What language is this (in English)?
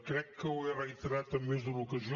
Catalan